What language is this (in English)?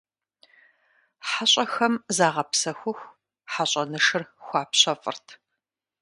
Kabardian